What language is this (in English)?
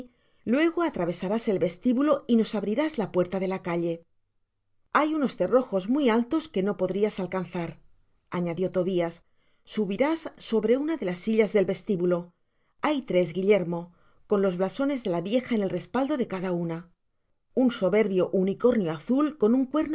Spanish